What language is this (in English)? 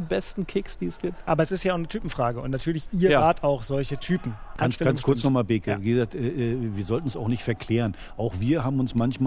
German